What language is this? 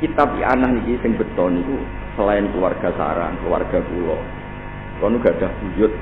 Indonesian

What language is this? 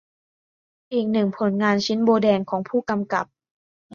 Thai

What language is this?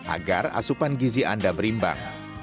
Indonesian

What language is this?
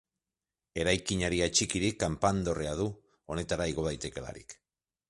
Basque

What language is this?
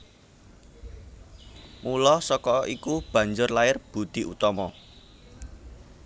Javanese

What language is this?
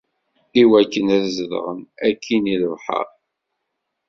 Kabyle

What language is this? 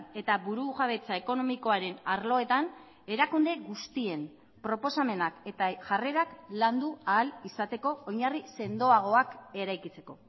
Basque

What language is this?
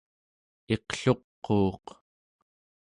Central Yupik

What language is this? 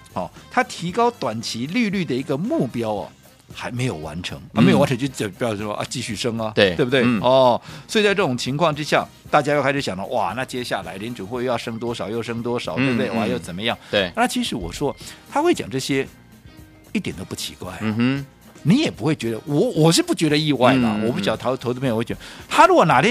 Chinese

